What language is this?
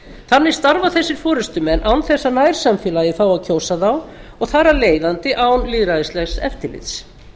Icelandic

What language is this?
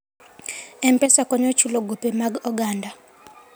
Luo (Kenya and Tanzania)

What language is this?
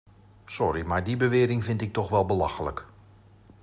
Dutch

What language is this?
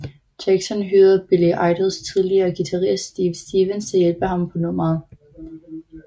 Danish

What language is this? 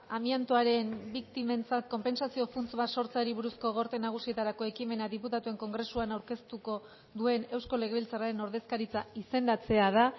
Basque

